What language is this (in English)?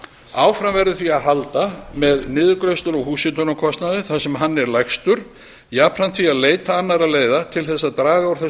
Icelandic